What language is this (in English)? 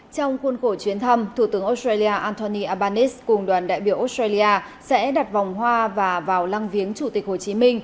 Vietnamese